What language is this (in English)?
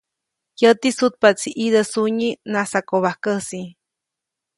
Copainalá Zoque